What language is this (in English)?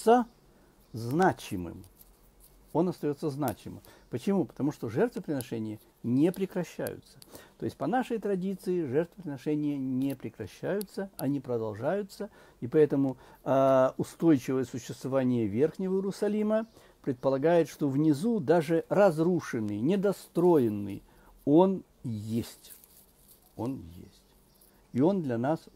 Russian